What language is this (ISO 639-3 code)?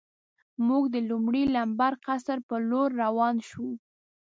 pus